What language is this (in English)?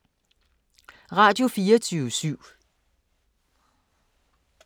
Danish